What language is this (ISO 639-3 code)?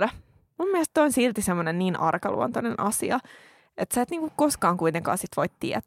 fin